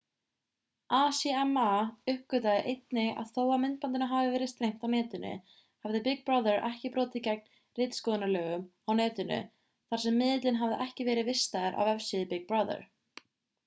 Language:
Icelandic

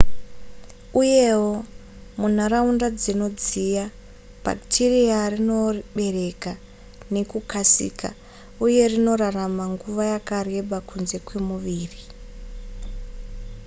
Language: Shona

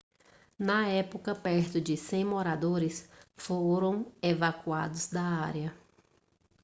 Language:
Portuguese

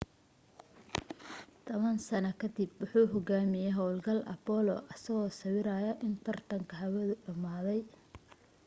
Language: Somali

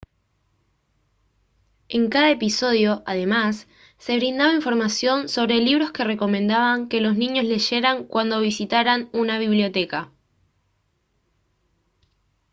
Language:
Spanish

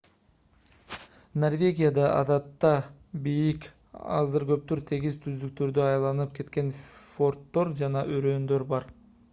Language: Kyrgyz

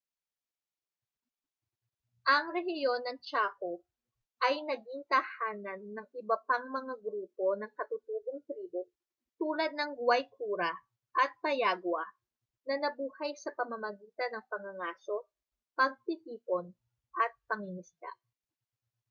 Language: Filipino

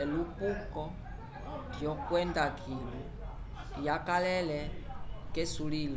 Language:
Umbundu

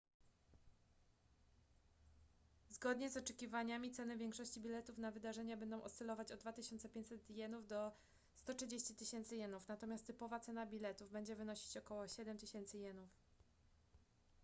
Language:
Polish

